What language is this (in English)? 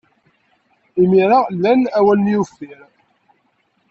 Kabyle